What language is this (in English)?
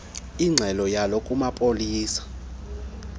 Xhosa